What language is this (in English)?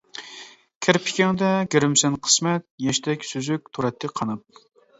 Uyghur